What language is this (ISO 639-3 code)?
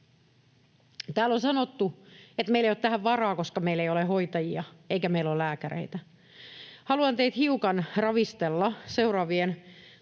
fin